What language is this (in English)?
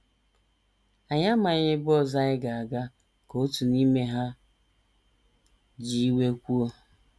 Igbo